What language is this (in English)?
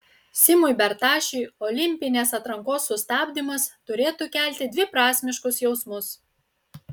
Lithuanian